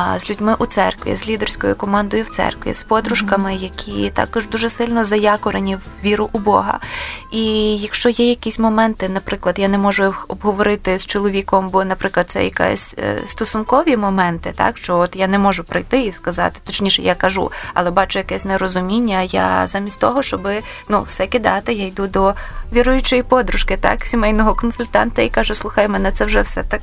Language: Ukrainian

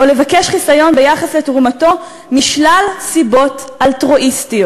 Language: Hebrew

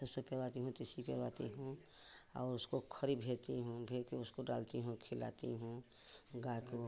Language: Hindi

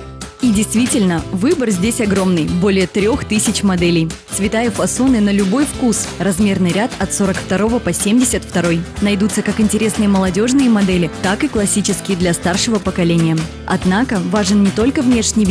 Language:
Russian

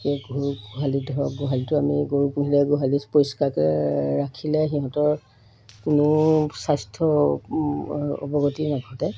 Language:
Assamese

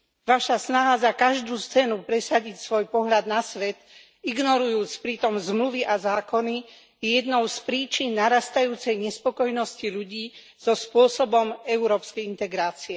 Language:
Slovak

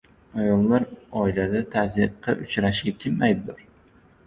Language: Uzbek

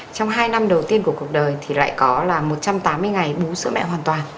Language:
Vietnamese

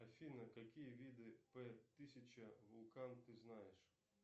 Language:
Russian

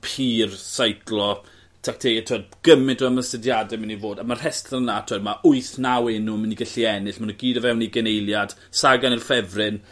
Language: Welsh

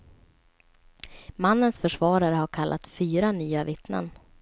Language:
Swedish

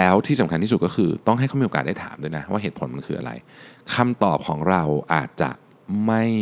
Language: Thai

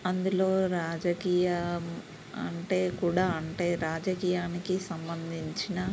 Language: Telugu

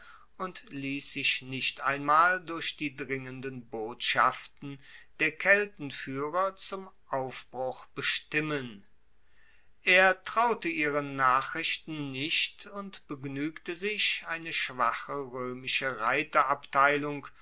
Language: German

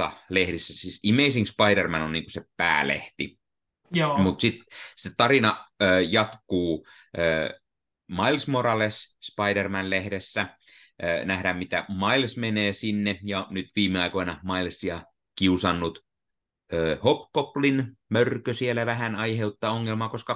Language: Finnish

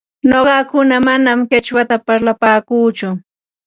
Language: Ambo-Pasco Quechua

